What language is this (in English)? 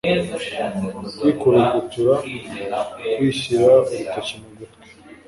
Kinyarwanda